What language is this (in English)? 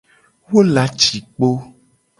Gen